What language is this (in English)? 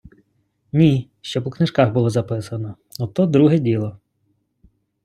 Ukrainian